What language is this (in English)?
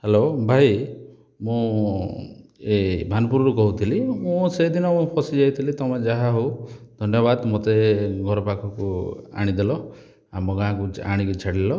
Odia